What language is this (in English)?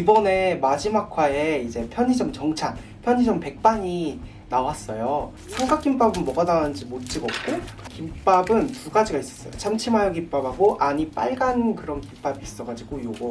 Korean